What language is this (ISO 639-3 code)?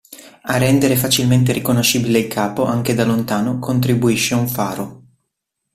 ita